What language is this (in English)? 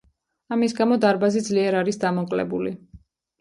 Georgian